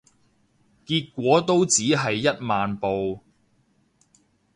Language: Cantonese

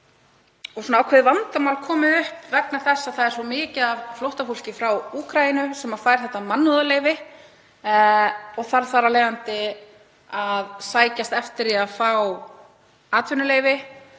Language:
Icelandic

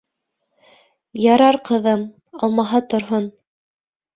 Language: Bashkir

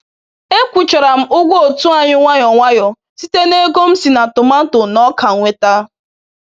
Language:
Igbo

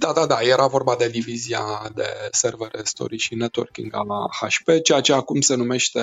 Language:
Romanian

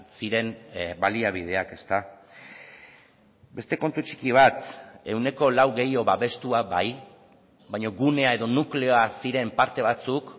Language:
Basque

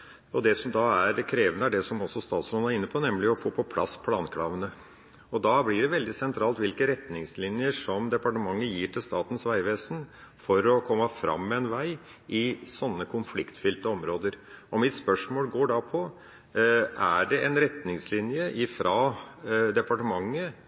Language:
Norwegian Bokmål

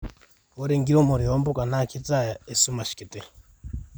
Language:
Masai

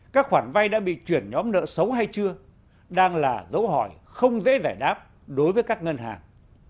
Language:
Vietnamese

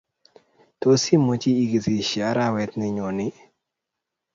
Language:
Kalenjin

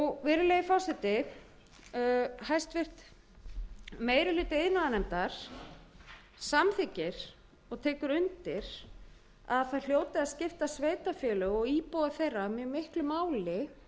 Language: Icelandic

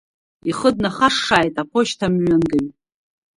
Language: Abkhazian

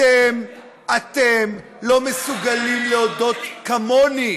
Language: Hebrew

